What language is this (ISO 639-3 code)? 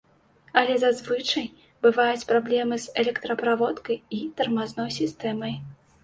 bel